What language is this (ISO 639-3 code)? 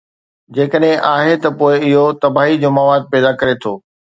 snd